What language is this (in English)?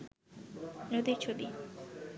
Bangla